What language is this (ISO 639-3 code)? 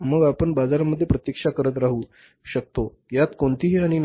mar